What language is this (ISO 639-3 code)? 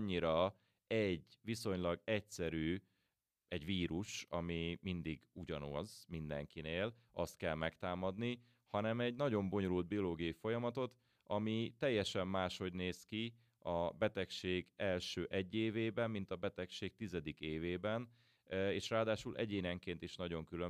hun